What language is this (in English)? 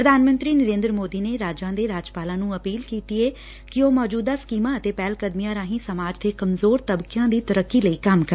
Punjabi